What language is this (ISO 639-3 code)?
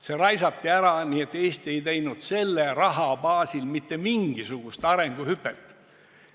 est